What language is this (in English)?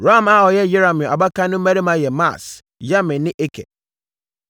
Akan